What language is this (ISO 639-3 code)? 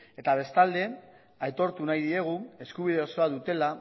eus